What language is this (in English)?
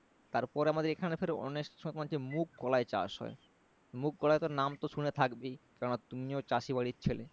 Bangla